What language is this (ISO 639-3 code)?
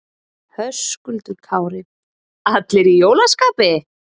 isl